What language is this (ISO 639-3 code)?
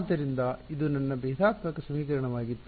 kan